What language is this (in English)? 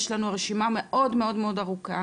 Hebrew